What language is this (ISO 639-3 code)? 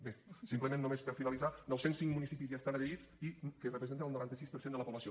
cat